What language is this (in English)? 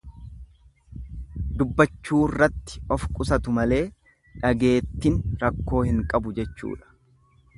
Oromo